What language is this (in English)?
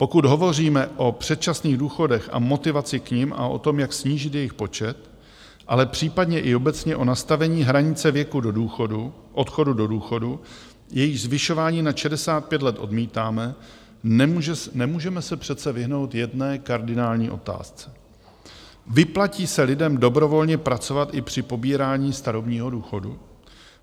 Czech